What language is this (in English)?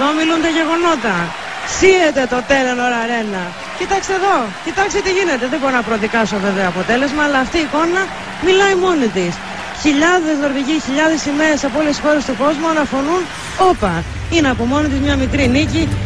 Greek